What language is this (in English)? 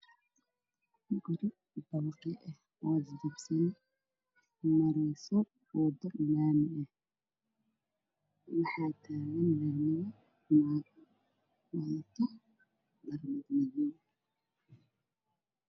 Somali